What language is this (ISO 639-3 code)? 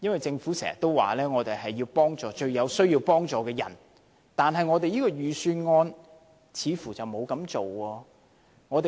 yue